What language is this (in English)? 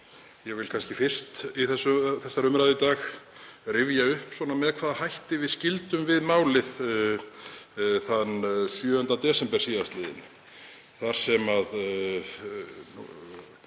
Icelandic